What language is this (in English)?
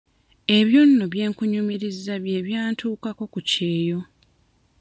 Ganda